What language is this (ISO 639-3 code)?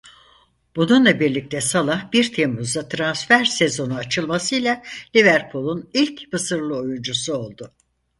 tur